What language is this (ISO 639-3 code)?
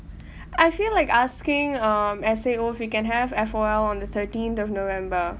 eng